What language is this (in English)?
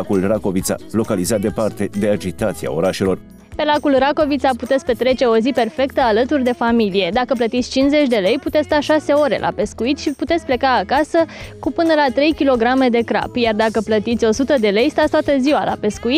Romanian